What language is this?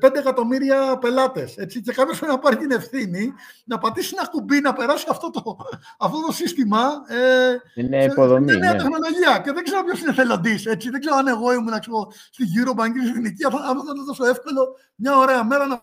Greek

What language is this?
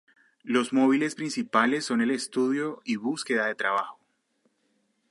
Spanish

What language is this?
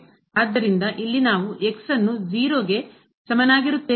Kannada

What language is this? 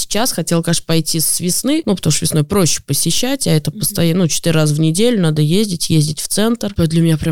Russian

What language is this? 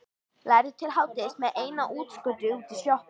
Icelandic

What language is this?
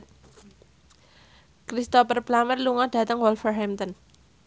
Javanese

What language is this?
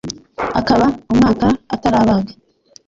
Kinyarwanda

